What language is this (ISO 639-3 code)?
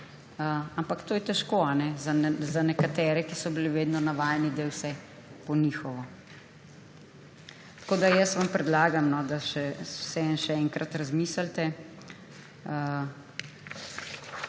slv